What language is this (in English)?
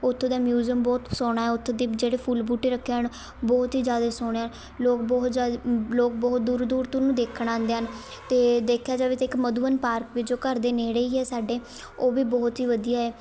Punjabi